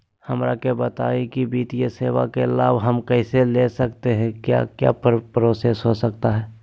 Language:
Magahi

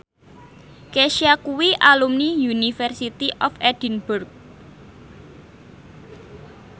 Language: Javanese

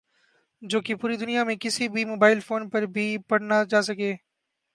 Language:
Urdu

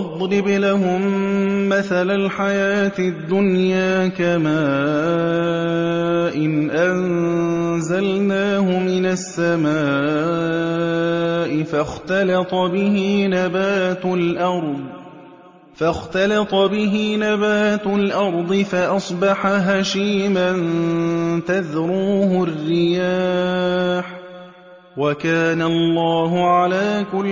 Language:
Arabic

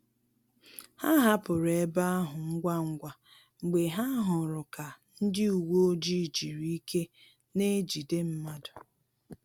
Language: Igbo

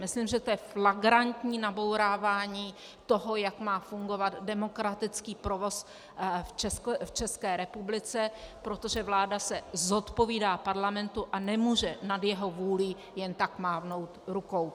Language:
Czech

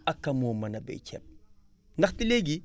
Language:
Wolof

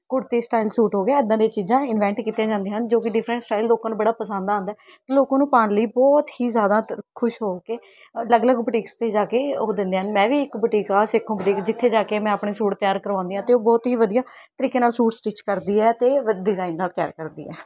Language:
Punjabi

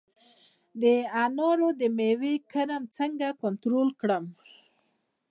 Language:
Pashto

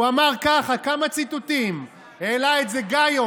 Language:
Hebrew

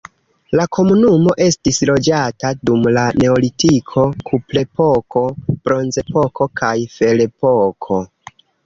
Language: Esperanto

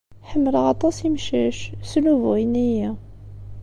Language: Kabyle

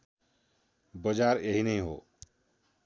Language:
Nepali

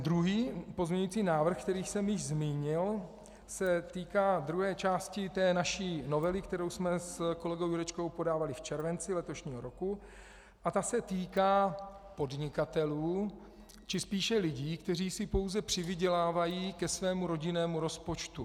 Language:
Czech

